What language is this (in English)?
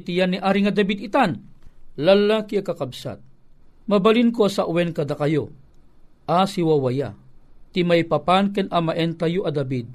Filipino